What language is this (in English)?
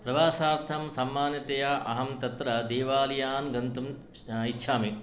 Sanskrit